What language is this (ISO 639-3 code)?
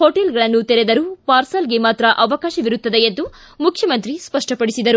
kan